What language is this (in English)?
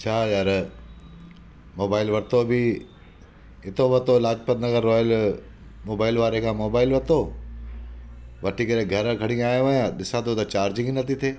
Sindhi